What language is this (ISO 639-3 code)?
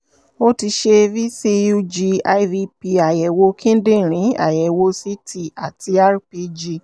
yor